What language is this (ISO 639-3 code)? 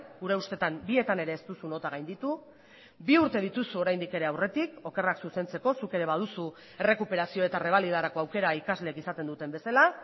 eus